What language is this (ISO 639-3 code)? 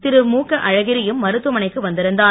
tam